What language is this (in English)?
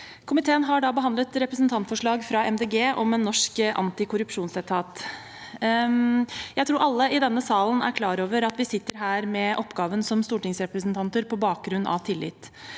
Norwegian